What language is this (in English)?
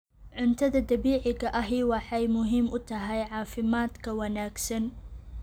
Somali